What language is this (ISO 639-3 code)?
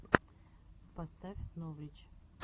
rus